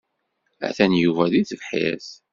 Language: Kabyle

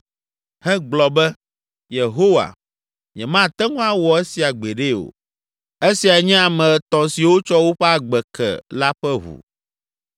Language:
Ewe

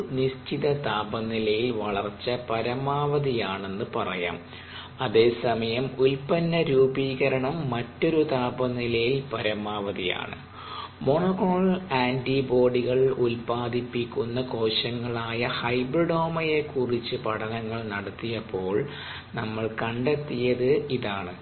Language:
Malayalam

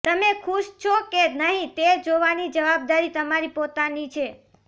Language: Gujarati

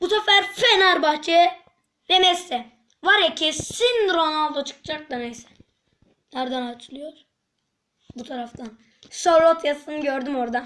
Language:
Turkish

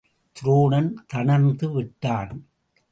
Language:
Tamil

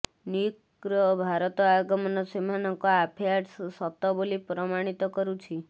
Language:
Odia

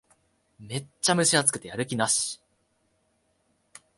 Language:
Japanese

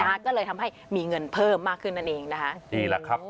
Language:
Thai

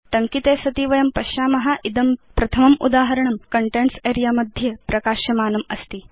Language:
Sanskrit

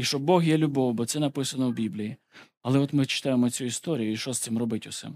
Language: Ukrainian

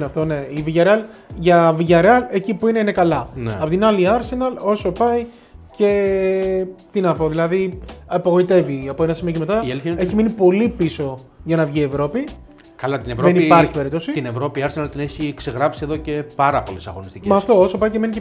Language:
Greek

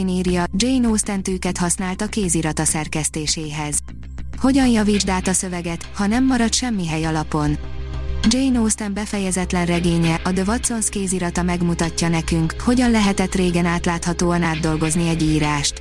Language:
Hungarian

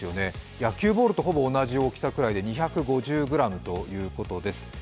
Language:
Japanese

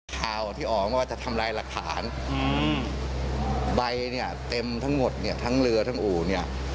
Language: Thai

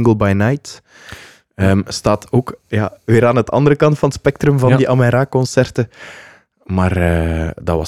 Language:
Dutch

